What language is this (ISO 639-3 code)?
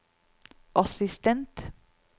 nor